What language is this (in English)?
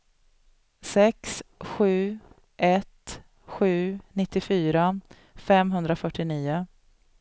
Swedish